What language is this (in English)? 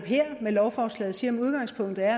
Danish